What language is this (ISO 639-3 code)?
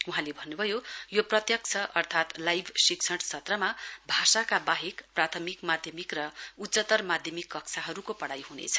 nep